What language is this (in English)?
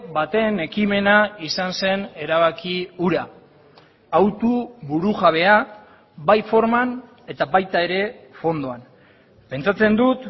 Basque